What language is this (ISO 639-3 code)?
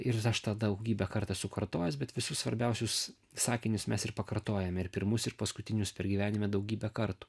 lit